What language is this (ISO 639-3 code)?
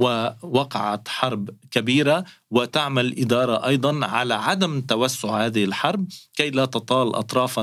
ara